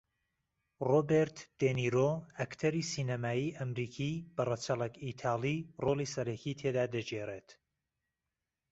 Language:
Central Kurdish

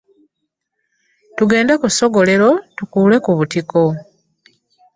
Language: Ganda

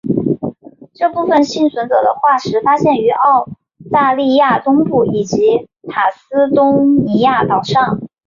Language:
Chinese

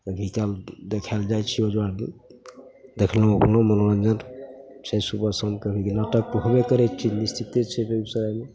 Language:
Maithili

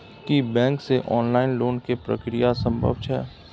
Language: Maithili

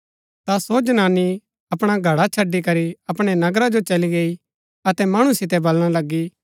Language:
Gaddi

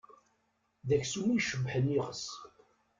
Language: Kabyle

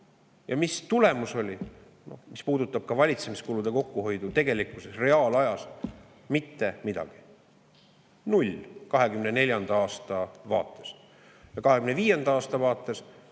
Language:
Estonian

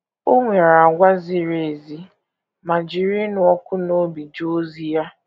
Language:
Igbo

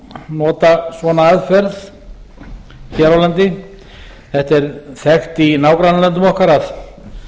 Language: Icelandic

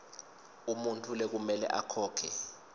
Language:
Swati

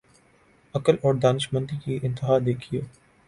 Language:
Urdu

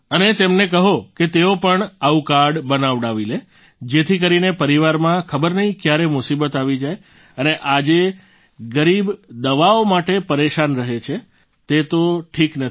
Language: Gujarati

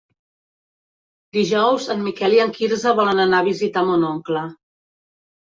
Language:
Catalan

